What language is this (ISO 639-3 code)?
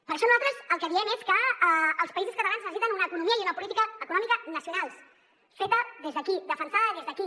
cat